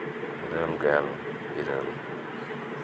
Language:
Santali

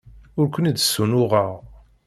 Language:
Kabyle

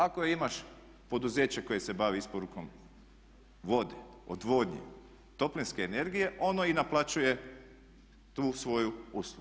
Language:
Croatian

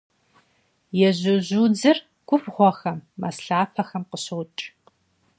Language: Kabardian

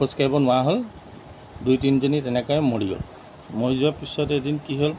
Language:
Assamese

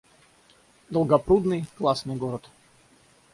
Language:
Russian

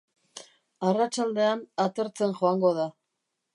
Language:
Basque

